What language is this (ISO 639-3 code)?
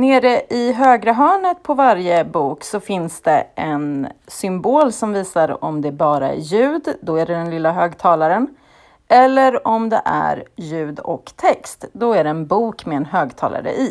swe